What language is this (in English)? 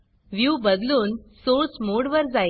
Marathi